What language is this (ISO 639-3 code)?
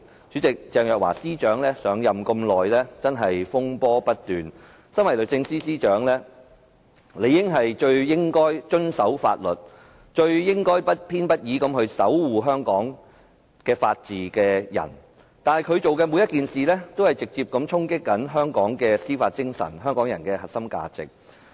yue